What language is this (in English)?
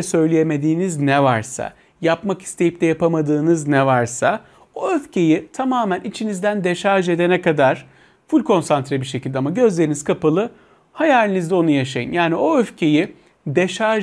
Turkish